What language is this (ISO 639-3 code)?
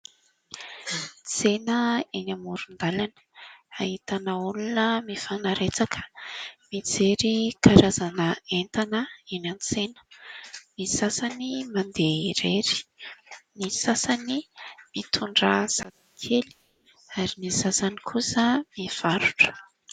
mlg